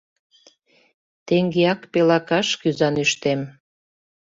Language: Mari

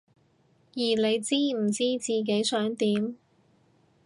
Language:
Cantonese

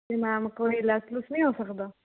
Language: Punjabi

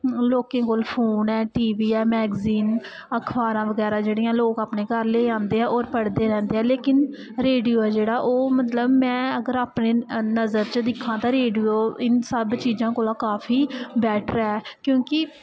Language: Dogri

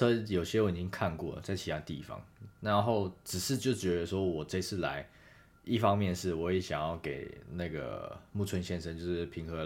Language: Chinese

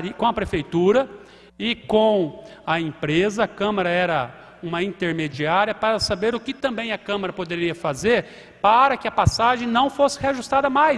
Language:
Portuguese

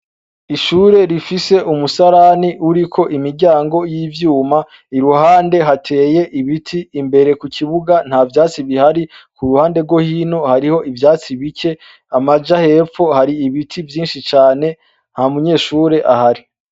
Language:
Rundi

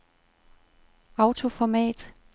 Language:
Danish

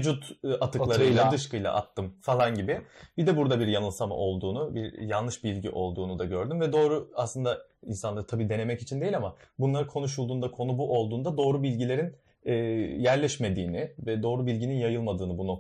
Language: Turkish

